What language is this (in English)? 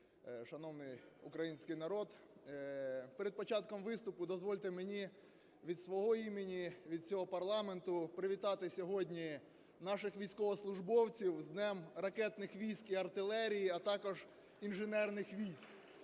Ukrainian